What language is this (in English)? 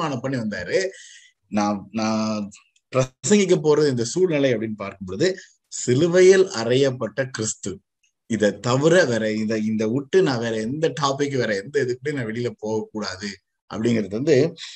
Tamil